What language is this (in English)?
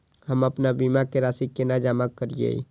Maithili